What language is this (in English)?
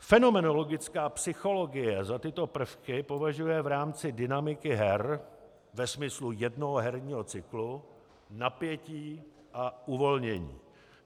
Czech